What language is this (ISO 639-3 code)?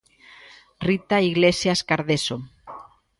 glg